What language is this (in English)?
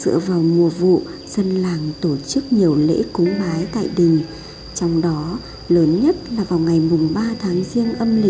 Vietnamese